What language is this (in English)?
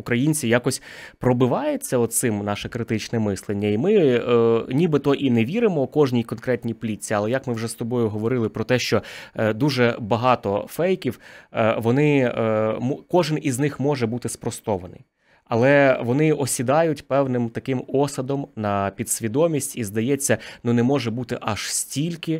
Ukrainian